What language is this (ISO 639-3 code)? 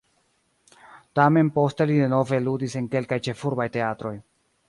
epo